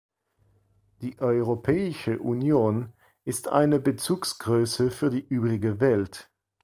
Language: German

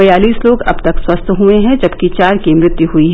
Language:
Hindi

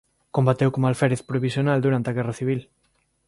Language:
Galician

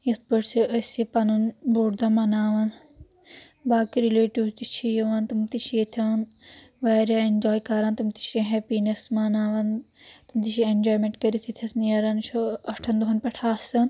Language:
Kashmiri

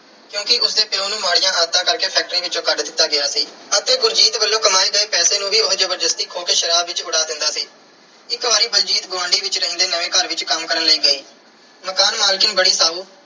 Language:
Punjabi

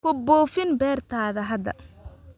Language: Somali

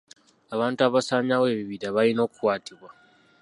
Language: Ganda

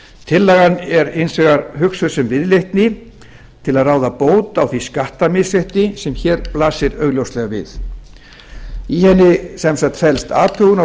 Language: Icelandic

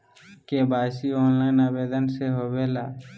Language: Magahi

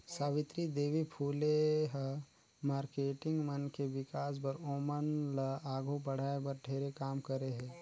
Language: Chhattisgarhi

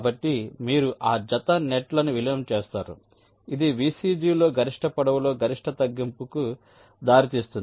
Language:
Telugu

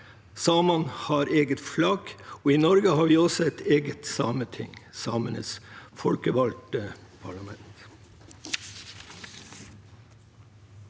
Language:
Norwegian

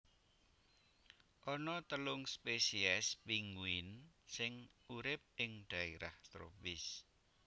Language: Javanese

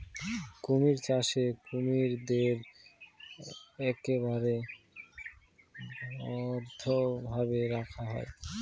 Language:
Bangla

